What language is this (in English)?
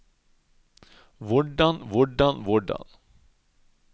Norwegian